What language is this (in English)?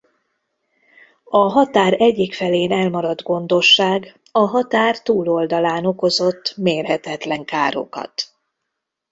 Hungarian